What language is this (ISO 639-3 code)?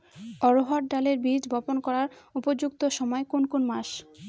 ben